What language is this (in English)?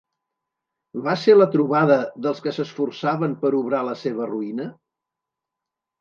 Catalan